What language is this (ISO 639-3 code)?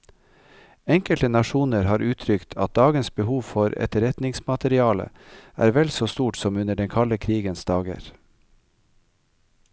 nor